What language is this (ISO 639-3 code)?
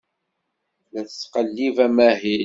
kab